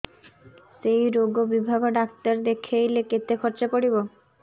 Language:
Odia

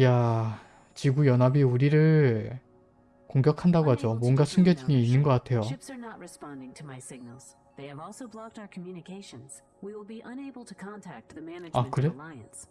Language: Korean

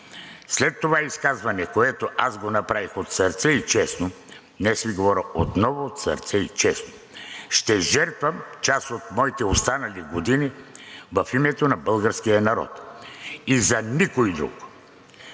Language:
Bulgarian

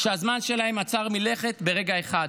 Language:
Hebrew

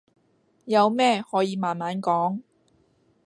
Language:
Cantonese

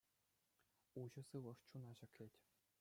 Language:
Chuvash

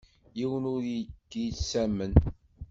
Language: Kabyle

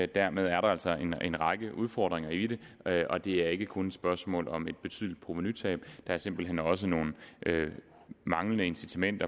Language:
Danish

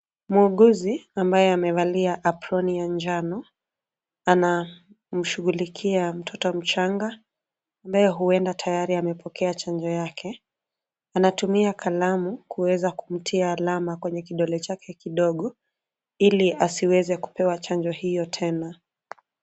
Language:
Swahili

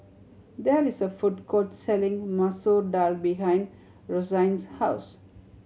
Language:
English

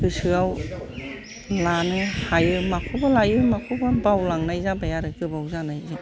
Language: Bodo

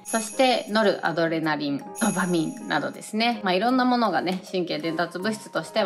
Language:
Japanese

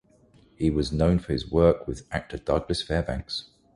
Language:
English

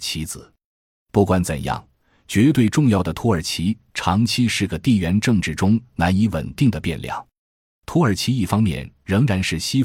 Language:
Chinese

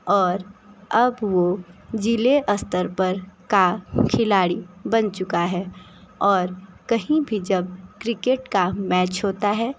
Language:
Hindi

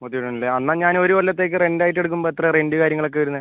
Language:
Malayalam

